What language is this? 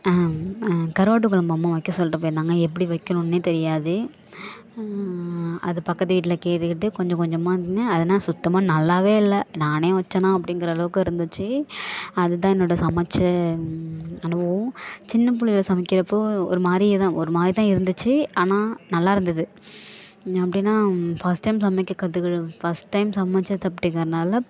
Tamil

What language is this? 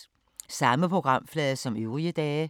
Danish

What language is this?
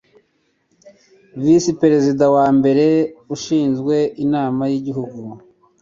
Kinyarwanda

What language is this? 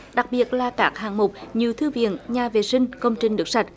Vietnamese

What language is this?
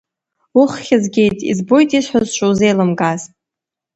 Abkhazian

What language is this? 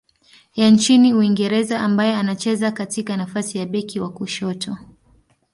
Swahili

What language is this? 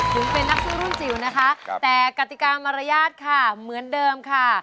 Thai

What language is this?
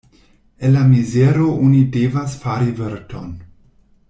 Esperanto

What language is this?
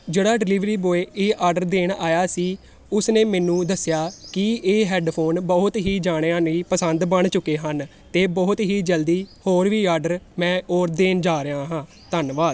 Punjabi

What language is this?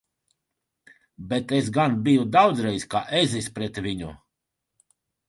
Latvian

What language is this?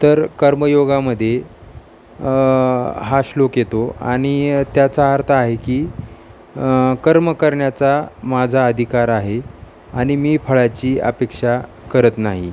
Marathi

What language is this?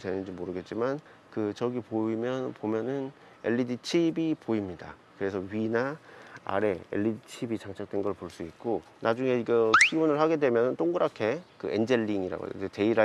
Korean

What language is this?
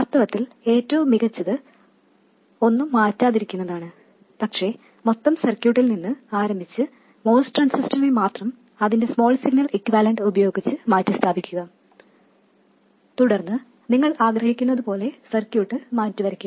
Malayalam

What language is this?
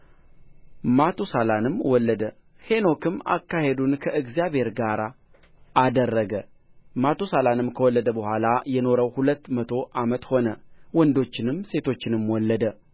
Amharic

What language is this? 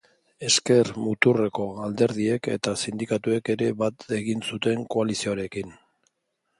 Basque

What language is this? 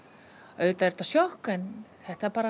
Icelandic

